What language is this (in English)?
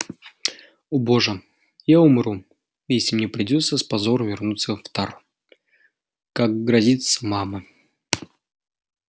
Russian